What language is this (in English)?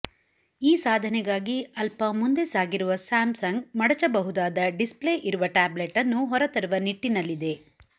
Kannada